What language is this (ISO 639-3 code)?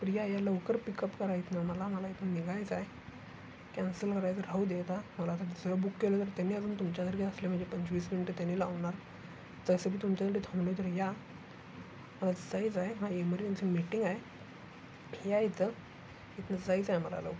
mar